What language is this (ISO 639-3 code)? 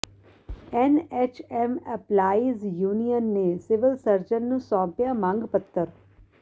pan